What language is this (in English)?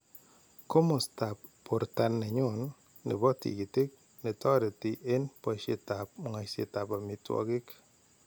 Kalenjin